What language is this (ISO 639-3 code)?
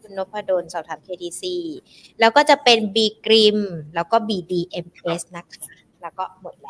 tha